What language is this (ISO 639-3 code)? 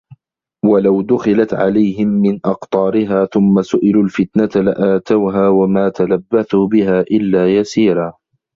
ara